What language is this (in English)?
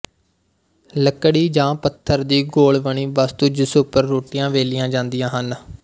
Punjabi